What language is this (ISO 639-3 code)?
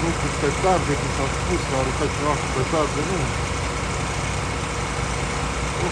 ron